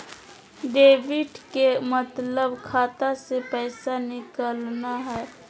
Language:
Magahi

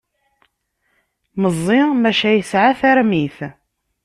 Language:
Kabyle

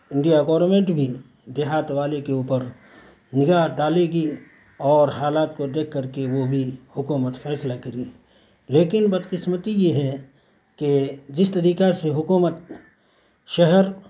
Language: Urdu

